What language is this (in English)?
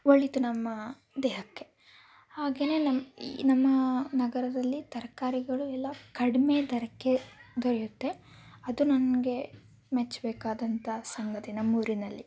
Kannada